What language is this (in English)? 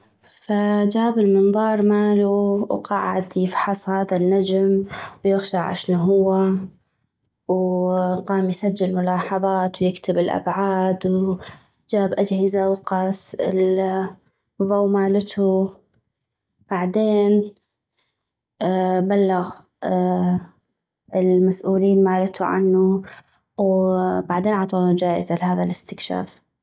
North Mesopotamian Arabic